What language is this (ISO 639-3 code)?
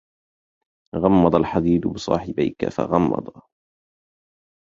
ara